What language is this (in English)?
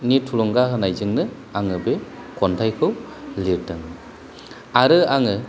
Bodo